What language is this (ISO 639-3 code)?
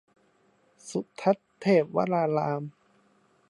tha